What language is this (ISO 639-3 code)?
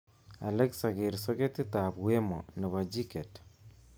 kln